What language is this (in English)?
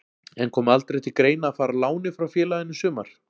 Icelandic